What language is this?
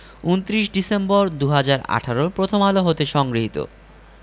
Bangla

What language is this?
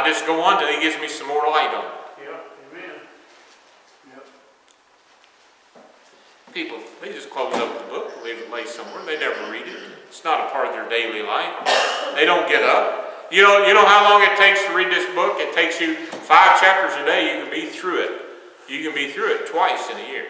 English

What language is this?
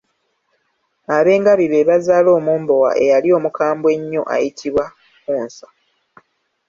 Ganda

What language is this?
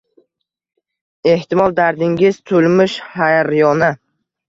Uzbek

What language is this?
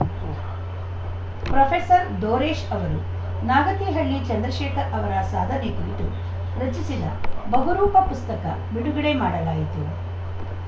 Kannada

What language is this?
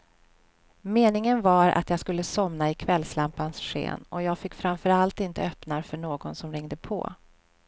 Swedish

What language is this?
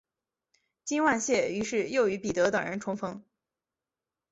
Chinese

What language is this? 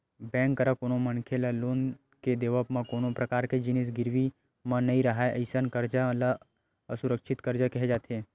Chhattisgarhi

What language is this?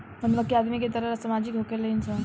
Bhojpuri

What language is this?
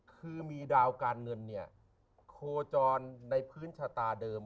Thai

